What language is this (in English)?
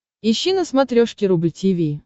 Russian